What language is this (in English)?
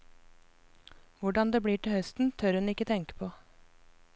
Norwegian